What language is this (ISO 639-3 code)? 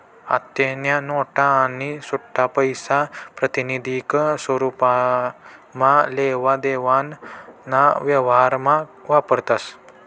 mar